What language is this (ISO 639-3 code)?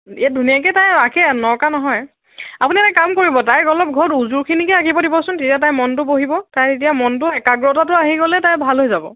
asm